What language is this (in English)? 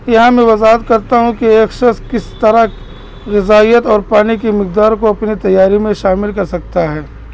Urdu